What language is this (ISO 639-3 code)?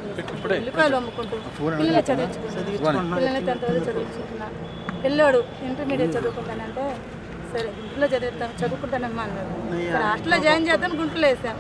ron